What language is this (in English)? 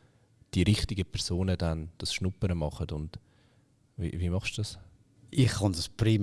German